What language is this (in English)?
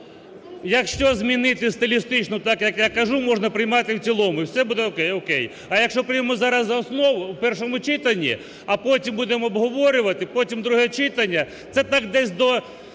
Ukrainian